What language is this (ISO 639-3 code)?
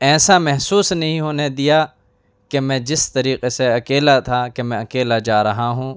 urd